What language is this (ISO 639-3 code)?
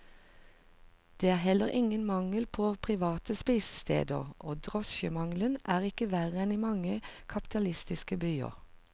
nor